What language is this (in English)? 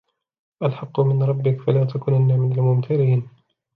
Arabic